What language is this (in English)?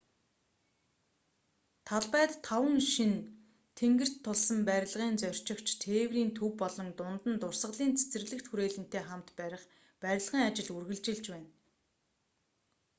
Mongolian